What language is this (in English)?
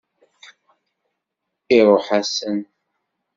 Kabyle